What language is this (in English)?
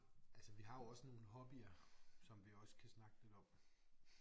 Danish